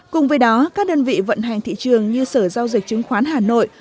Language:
Vietnamese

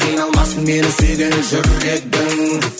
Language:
Kazakh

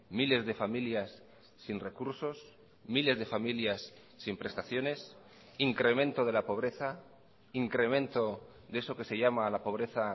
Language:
Spanish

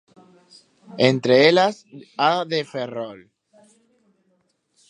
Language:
Galician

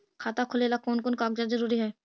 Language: Magahi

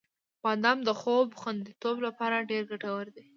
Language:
Pashto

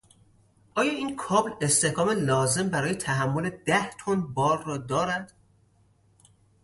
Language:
Persian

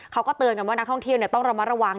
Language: Thai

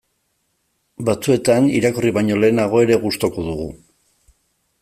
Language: Basque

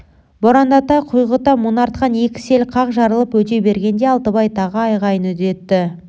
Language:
Kazakh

